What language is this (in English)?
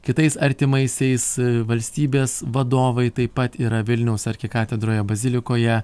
Lithuanian